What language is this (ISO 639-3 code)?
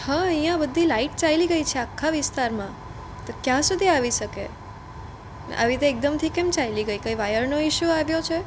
guj